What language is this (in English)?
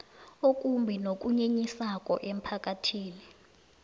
South Ndebele